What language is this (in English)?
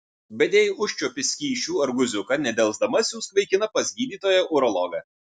Lithuanian